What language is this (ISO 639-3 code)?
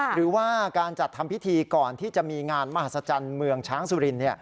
tha